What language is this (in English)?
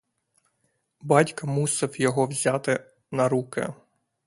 Ukrainian